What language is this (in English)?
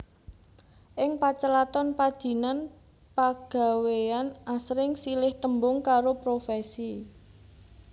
Javanese